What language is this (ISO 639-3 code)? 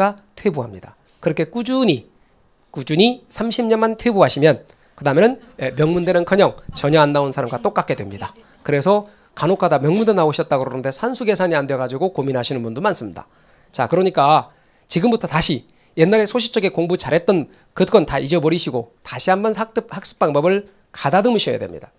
kor